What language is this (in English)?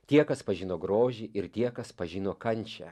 Lithuanian